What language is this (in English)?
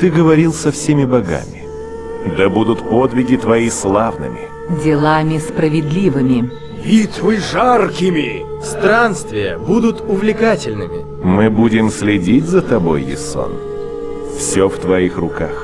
Russian